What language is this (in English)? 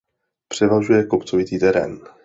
Czech